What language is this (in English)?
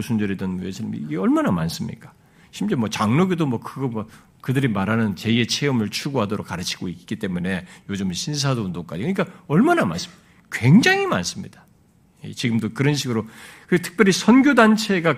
Korean